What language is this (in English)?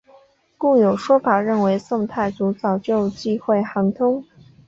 Chinese